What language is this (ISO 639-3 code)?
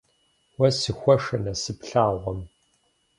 kbd